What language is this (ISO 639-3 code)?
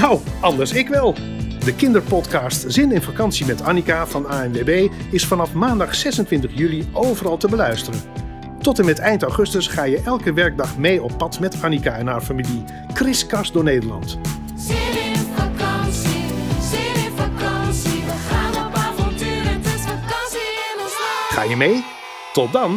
nld